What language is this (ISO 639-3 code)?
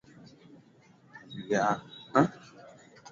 swa